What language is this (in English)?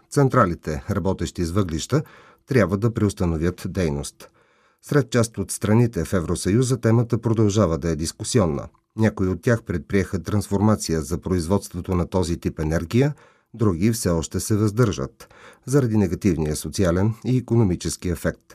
Bulgarian